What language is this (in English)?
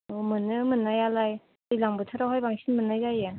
Bodo